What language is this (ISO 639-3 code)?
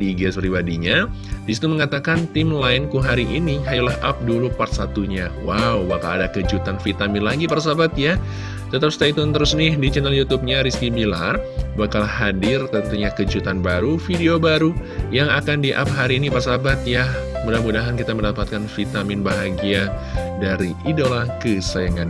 ind